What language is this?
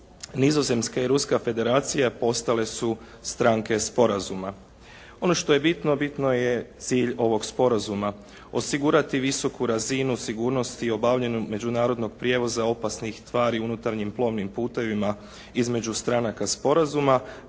Croatian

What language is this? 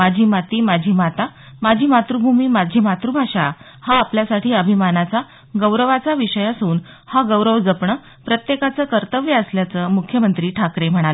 Marathi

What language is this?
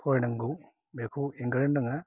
Bodo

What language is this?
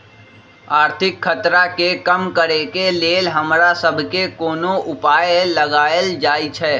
Magahi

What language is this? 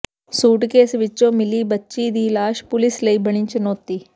Punjabi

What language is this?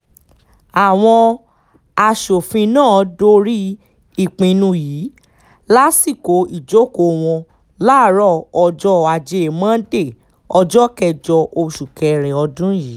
Yoruba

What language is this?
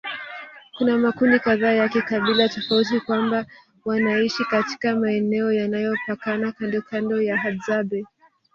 Swahili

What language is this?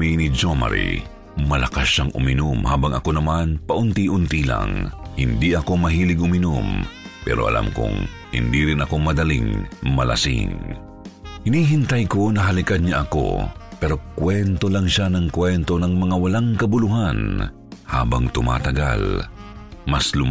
Filipino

